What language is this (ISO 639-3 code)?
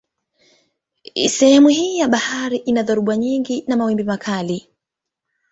swa